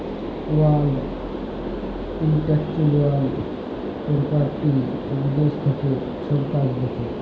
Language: Bangla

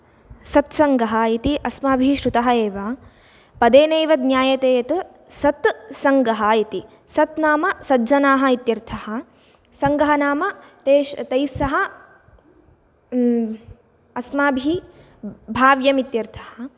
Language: Sanskrit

